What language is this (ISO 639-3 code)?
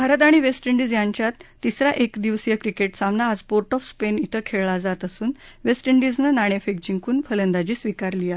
mar